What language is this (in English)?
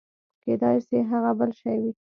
Pashto